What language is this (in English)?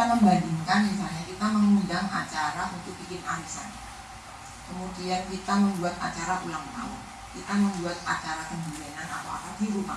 Indonesian